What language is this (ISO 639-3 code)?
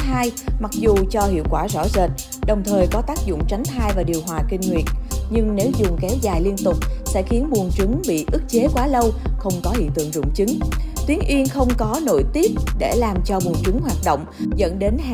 vie